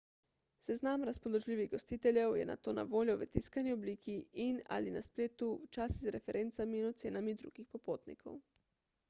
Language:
Slovenian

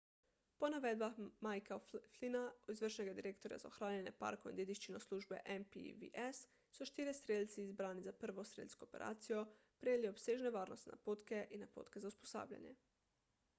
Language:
Slovenian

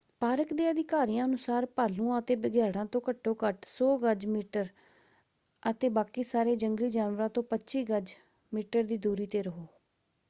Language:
Punjabi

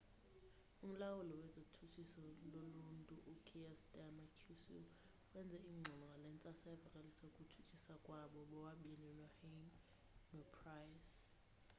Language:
Xhosa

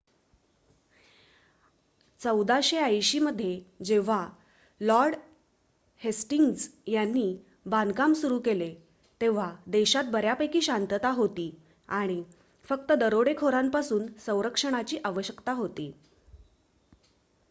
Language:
Marathi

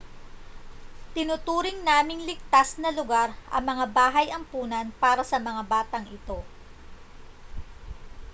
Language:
Filipino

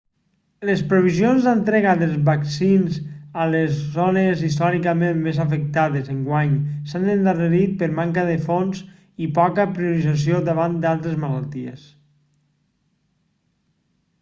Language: Catalan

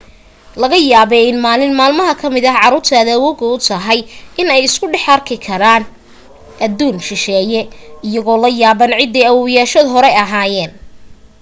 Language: Somali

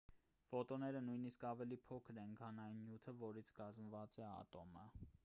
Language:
Armenian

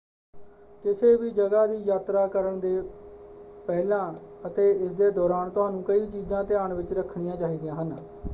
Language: Punjabi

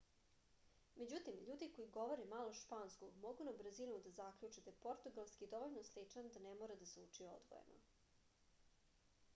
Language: Serbian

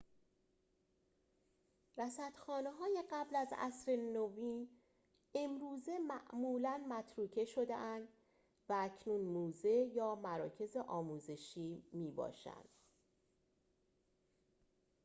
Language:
Persian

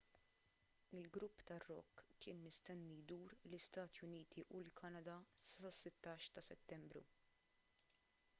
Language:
Maltese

